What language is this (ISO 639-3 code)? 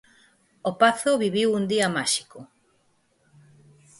glg